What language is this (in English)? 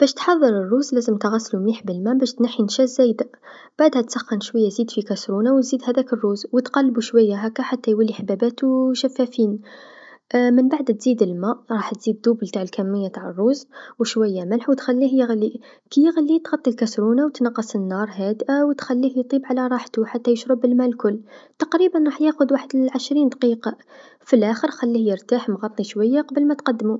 Tunisian Arabic